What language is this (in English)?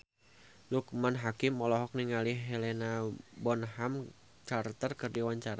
Sundanese